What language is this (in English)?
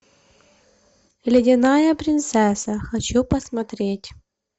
Russian